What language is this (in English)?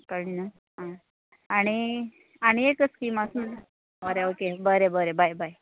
Konkani